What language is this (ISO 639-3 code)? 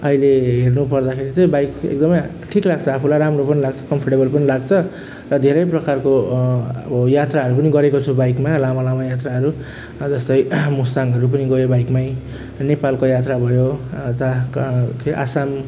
nep